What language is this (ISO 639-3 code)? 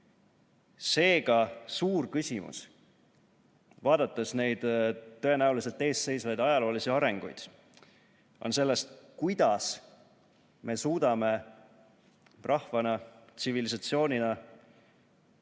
est